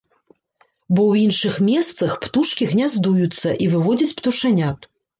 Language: Belarusian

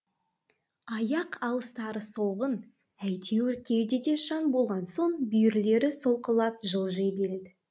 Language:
Kazakh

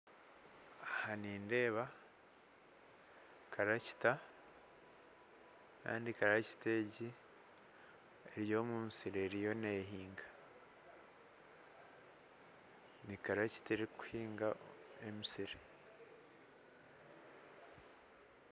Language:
Nyankole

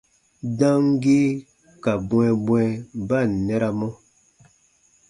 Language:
Baatonum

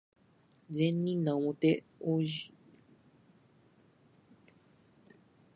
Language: Japanese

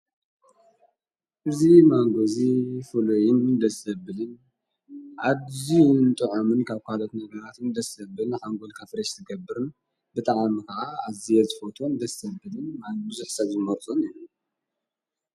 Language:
Tigrinya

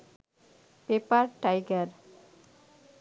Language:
Bangla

